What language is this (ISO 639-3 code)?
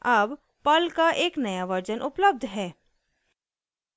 hin